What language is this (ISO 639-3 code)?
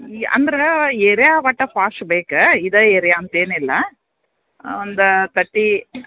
kan